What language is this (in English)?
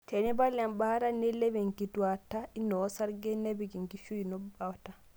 Masai